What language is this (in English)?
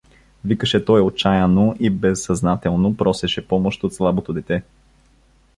Bulgarian